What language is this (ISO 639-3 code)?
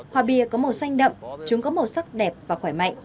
vie